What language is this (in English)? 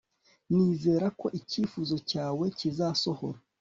Kinyarwanda